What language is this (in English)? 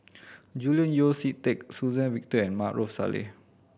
English